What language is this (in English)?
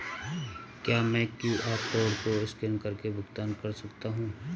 Hindi